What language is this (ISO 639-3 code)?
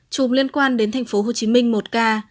vie